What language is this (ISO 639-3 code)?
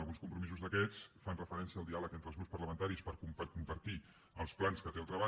cat